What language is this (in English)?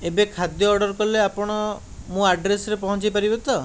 Odia